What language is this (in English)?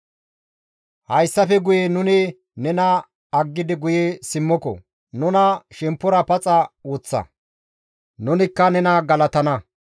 Gamo